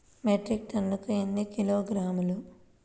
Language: Telugu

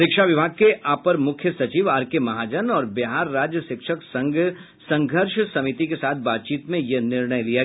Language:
Hindi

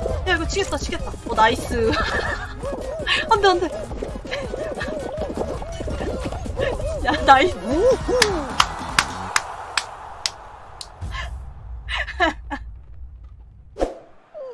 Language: Korean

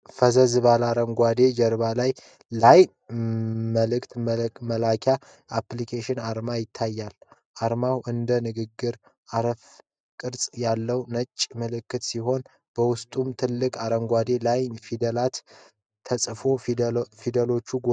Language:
Amharic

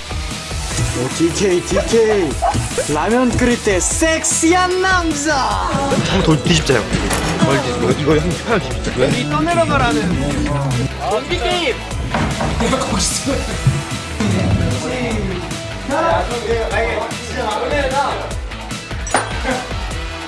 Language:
Korean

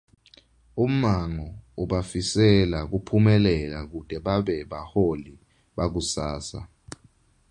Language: Swati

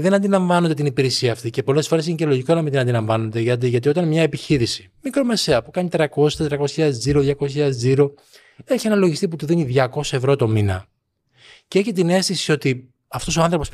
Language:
Greek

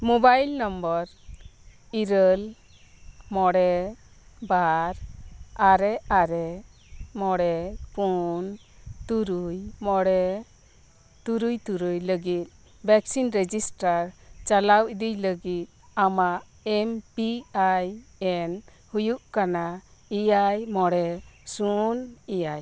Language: Santali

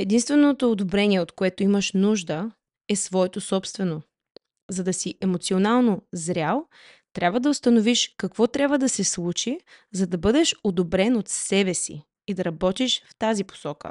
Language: Bulgarian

